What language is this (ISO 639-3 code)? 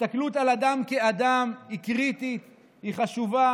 heb